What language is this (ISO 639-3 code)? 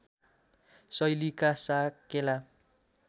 nep